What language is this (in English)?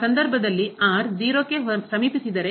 Kannada